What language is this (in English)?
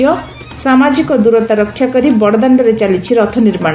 Odia